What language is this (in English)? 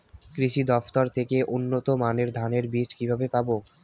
Bangla